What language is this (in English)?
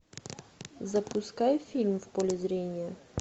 Russian